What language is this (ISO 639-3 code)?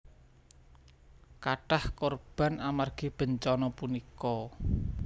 jav